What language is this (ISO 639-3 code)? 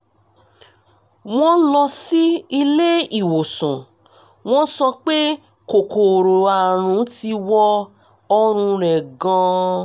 yor